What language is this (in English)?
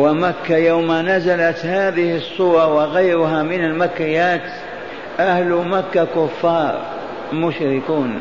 Arabic